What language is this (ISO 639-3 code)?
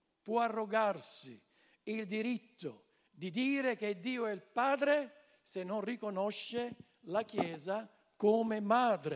ita